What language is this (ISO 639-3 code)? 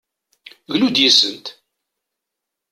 kab